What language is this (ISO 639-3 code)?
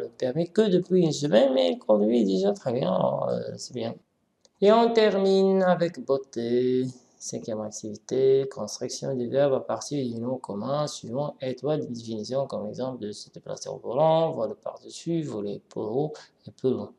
fra